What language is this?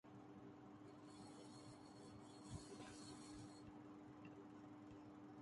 Urdu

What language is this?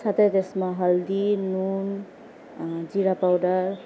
Nepali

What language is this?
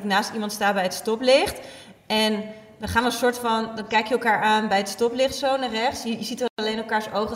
Dutch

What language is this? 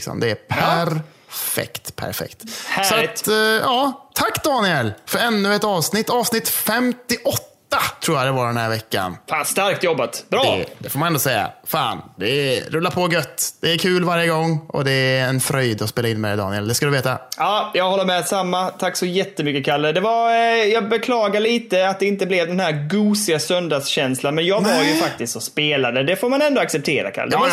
Swedish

